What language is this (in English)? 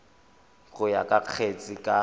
Tswana